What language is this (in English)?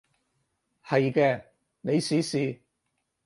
Cantonese